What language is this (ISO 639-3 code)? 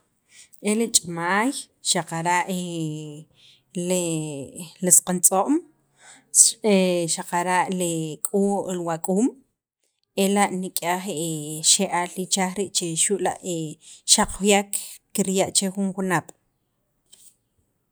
quv